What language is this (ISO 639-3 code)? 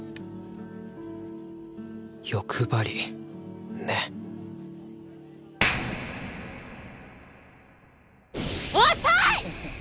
jpn